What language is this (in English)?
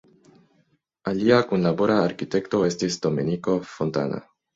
Esperanto